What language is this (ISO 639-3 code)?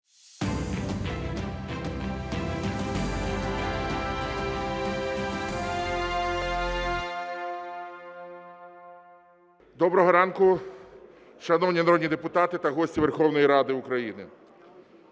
ukr